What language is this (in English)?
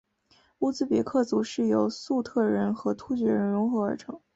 Chinese